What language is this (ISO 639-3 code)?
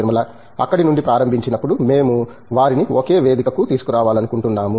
tel